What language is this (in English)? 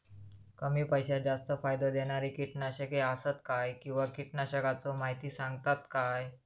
Marathi